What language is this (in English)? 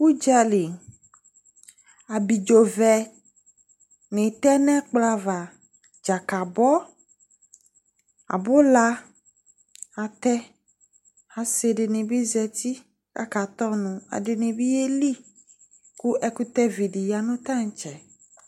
Ikposo